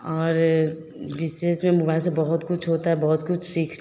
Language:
Hindi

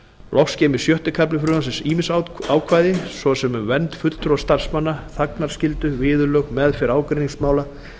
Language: Icelandic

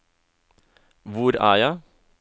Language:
Norwegian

